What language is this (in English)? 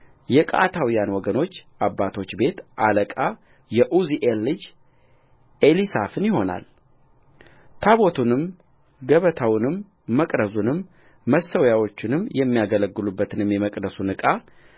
Amharic